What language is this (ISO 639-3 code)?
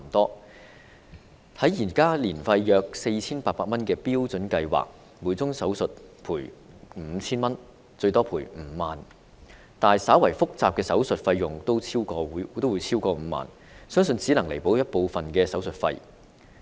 yue